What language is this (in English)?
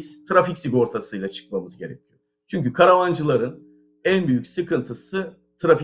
Turkish